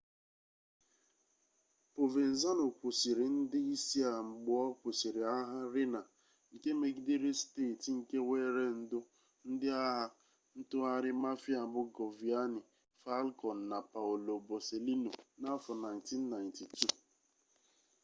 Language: Igbo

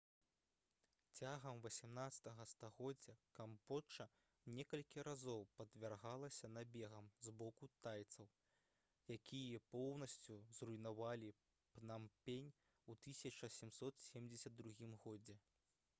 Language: Belarusian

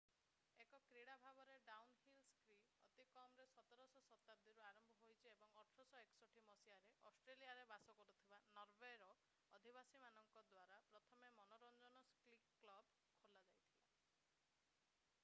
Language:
Odia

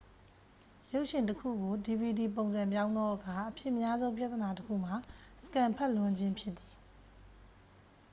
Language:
Burmese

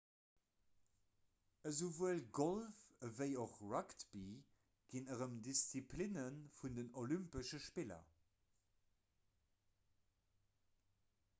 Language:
Luxembourgish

